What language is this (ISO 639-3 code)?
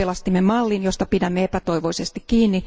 fin